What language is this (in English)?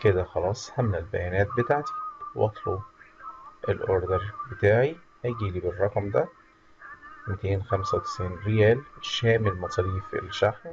Arabic